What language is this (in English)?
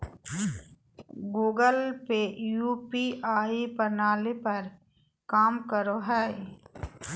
Magahi